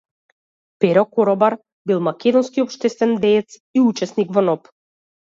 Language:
Macedonian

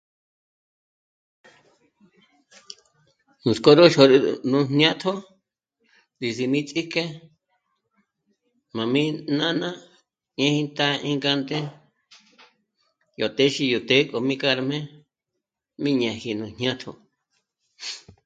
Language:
Michoacán Mazahua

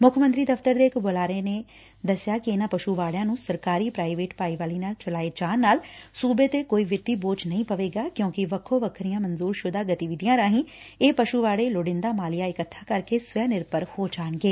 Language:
Punjabi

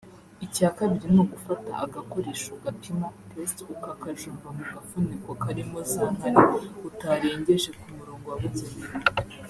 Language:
Kinyarwanda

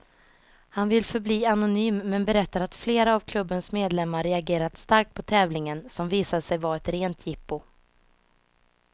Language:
Swedish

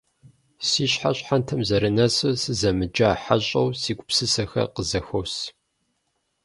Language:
Kabardian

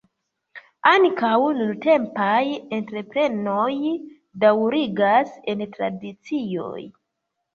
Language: Esperanto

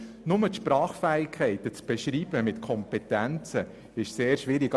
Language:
Swiss German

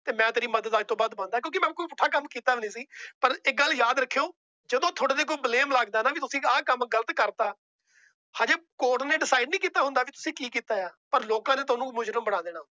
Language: Punjabi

